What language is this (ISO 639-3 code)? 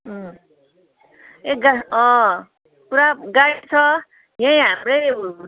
nep